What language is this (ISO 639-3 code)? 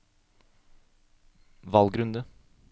nor